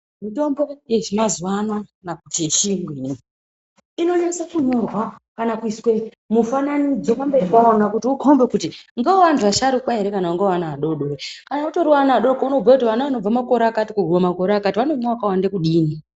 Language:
Ndau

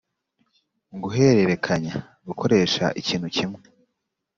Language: Kinyarwanda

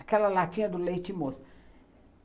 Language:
Portuguese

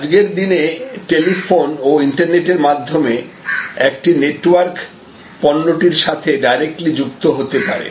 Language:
Bangla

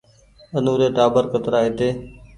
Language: Goaria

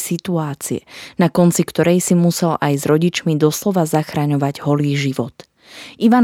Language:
Slovak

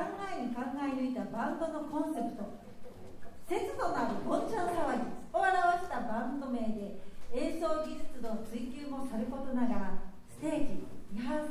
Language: Japanese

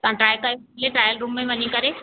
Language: Sindhi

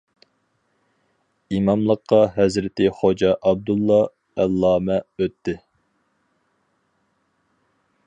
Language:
Uyghur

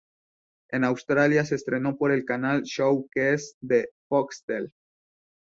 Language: Spanish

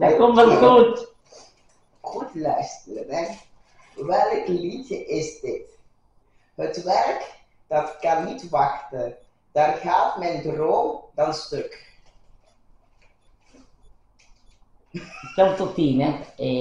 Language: Dutch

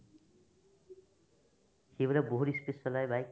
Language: Assamese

